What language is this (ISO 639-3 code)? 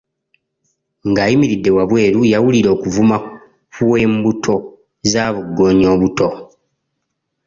lug